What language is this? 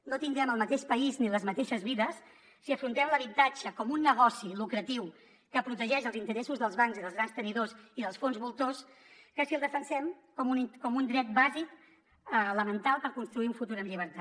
Catalan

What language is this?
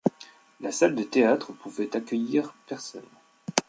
French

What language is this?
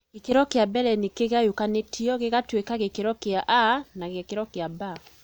Kikuyu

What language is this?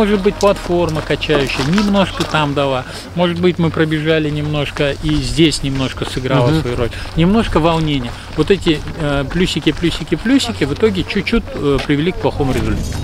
Russian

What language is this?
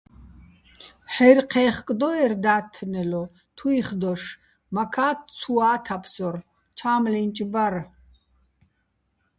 Bats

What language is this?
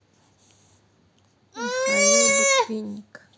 Russian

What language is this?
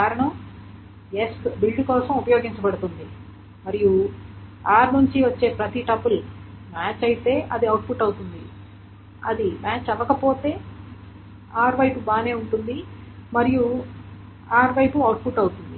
Telugu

